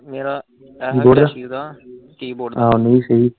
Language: Punjabi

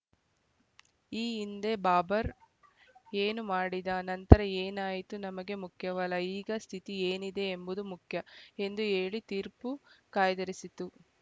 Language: Kannada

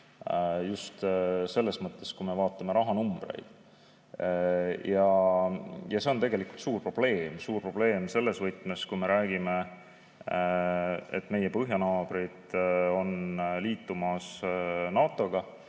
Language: Estonian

